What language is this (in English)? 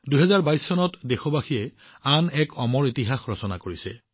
Assamese